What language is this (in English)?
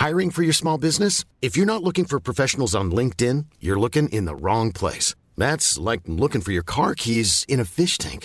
French